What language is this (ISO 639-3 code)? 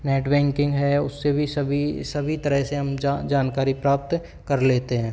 hin